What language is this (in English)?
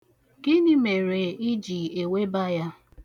Igbo